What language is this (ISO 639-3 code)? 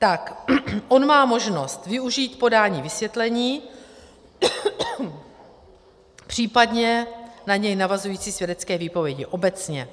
ces